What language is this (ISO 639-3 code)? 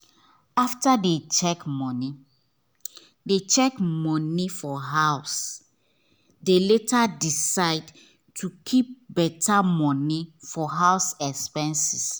pcm